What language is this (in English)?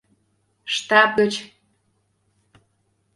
Mari